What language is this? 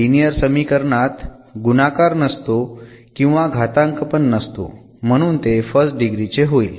Marathi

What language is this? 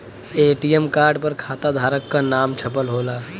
Bhojpuri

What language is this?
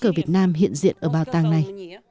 Vietnamese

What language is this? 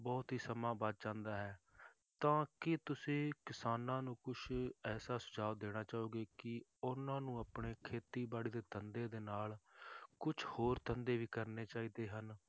Punjabi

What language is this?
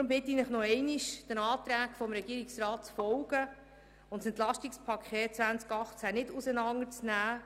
Swiss German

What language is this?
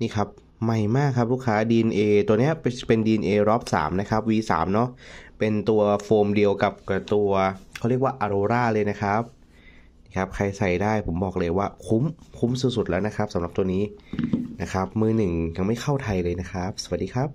Thai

